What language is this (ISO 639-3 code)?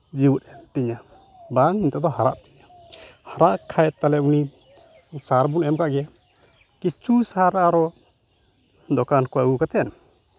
sat